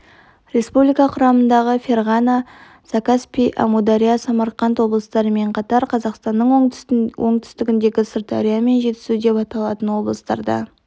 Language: Kazakh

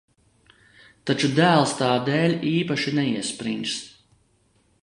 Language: Latvian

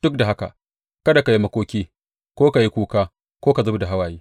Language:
Hausa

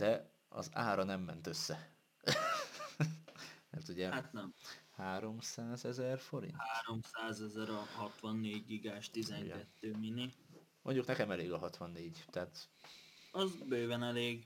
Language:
Hungarian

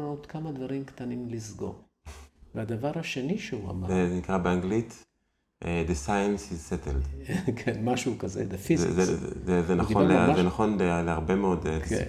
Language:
Hebrew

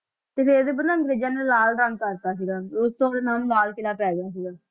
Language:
Punjabi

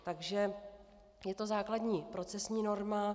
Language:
Czech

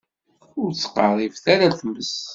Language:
Kabyle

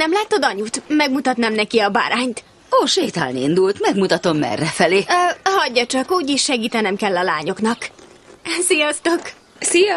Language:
Hungarian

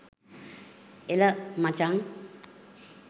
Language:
Sinhala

